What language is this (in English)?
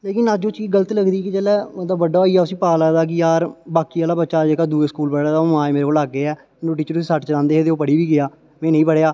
Dogri